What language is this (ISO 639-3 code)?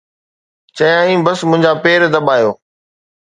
snd